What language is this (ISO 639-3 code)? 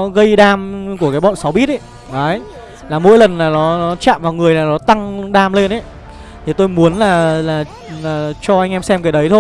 vie